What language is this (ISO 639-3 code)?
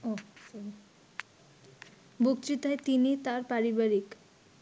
ben